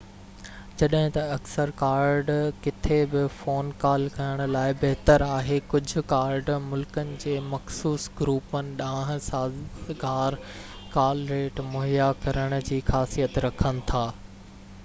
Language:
Sindhi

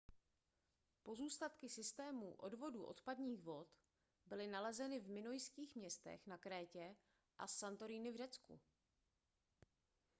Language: Czech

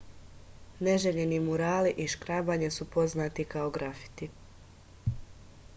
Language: Serbian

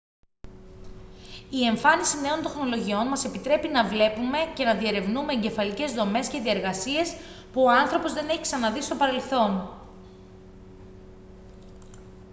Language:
Greek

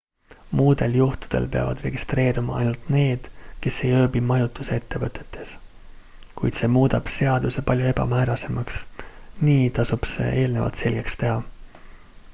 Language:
Estonian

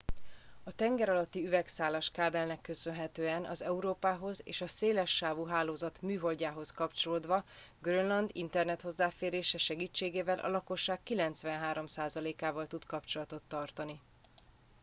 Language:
Hungarian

